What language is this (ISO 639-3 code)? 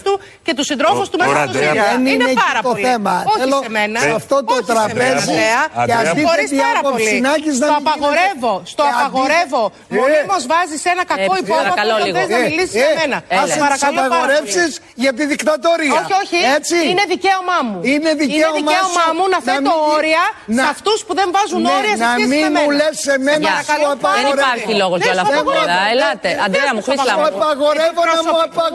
ell